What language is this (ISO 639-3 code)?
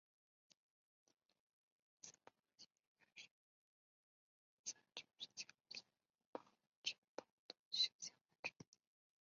zho